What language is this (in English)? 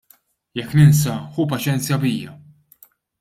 Maltese